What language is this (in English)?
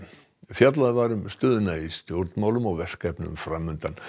Icelandic